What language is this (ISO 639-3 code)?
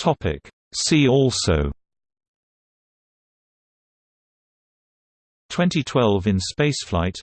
eng